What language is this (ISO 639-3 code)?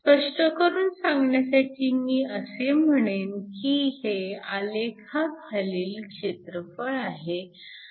mar